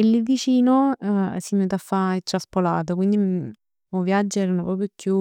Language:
Neapolitan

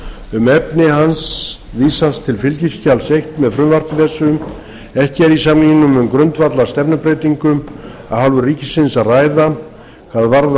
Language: Icelandic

